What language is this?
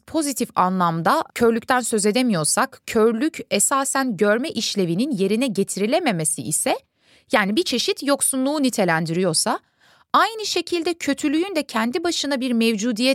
Turkish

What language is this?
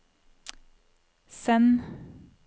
Norwegian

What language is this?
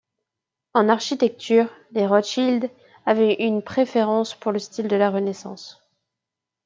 French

